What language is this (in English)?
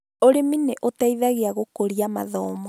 Kikuyu